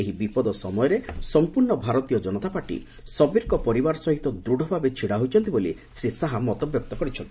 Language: Odia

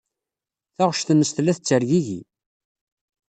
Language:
Kabyle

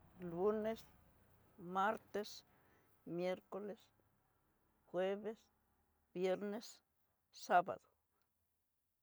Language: Tidaá Mixtec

